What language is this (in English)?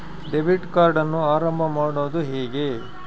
Kannada